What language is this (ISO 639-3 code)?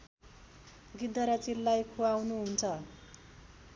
nep